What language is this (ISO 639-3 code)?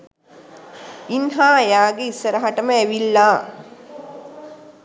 sin